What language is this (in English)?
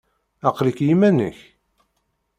Kabyle